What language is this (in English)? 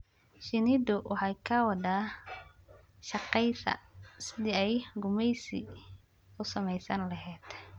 Somali